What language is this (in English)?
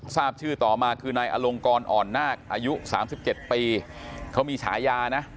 Thai